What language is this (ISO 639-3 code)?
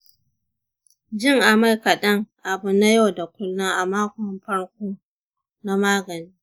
hau